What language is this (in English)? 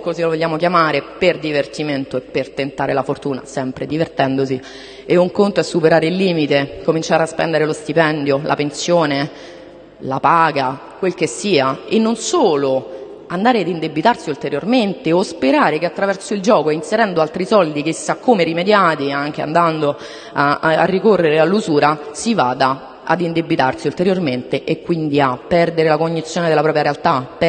Italian